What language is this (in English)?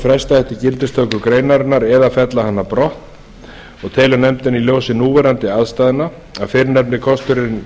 Icelandic